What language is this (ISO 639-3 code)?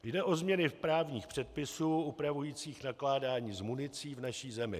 ces